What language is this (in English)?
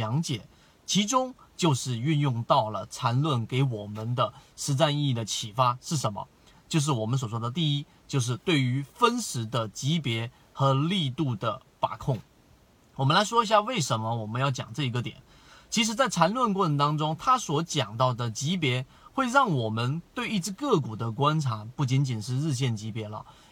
Chinese